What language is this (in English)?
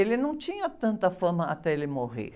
Portuguese